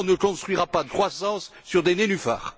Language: French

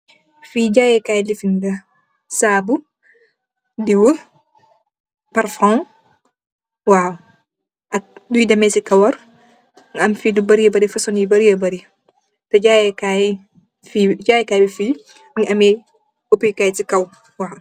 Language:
Wolof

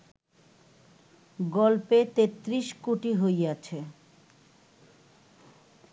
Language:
Bangla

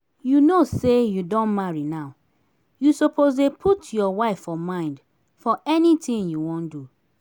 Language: Nigerian Pidgin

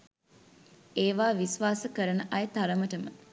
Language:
Sinhala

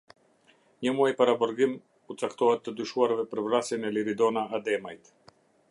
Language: Albanian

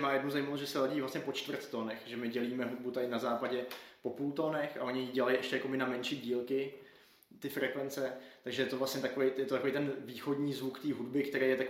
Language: Czech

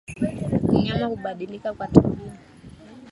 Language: Swahili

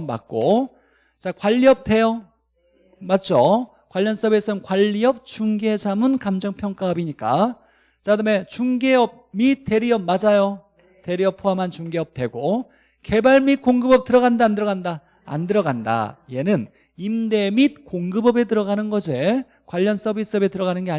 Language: Korean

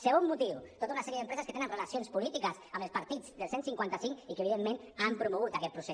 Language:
Catalan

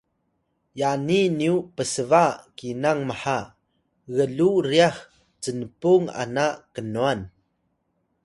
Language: Atayal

